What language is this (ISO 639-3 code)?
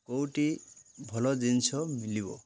ori